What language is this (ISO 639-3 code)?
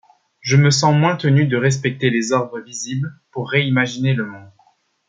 fra